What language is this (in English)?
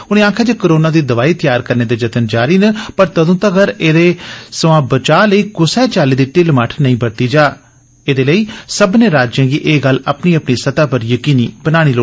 Dogri